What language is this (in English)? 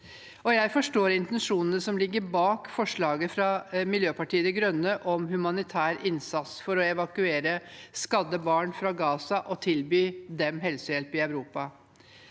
Norwegian